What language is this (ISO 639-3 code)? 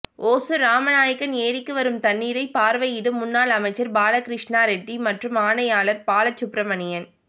tam